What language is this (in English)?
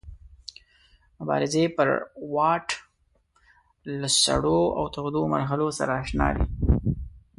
Pashto